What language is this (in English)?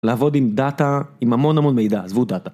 Hebrew